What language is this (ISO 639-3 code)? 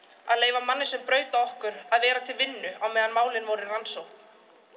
isl